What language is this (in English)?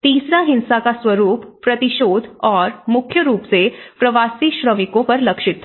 Hindi